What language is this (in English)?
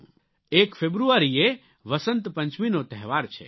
Gujarati